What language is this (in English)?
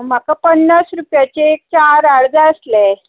Konkani